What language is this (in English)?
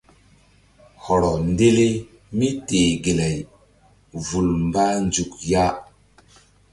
Mbum